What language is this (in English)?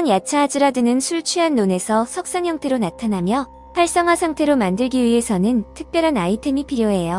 Korean